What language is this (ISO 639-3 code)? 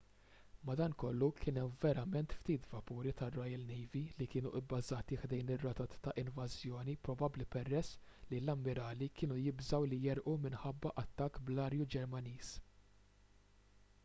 mlt